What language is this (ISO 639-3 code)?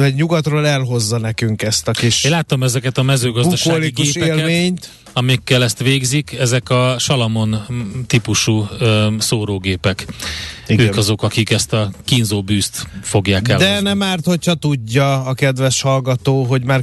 hun